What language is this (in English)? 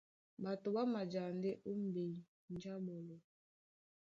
Duala